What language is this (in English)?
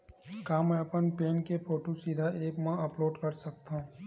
Chhattisgarhi